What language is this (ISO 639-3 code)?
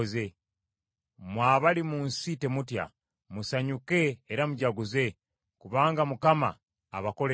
lug